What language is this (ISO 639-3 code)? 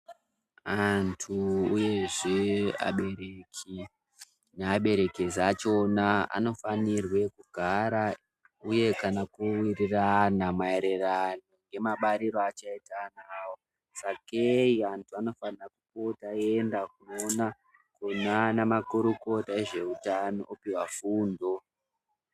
ndc